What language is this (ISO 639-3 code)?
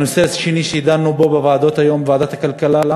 heb